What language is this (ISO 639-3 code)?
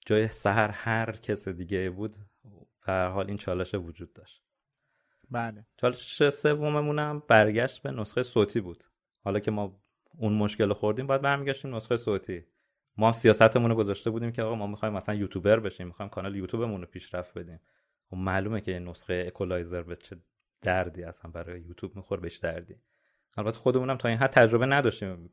fas